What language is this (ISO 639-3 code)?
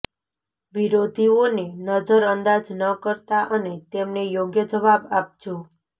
guj